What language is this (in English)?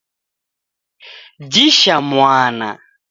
Taita